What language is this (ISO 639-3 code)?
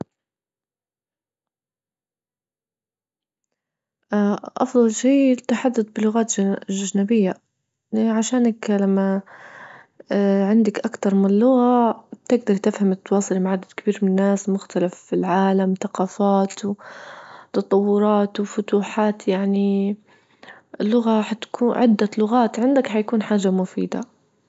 ayl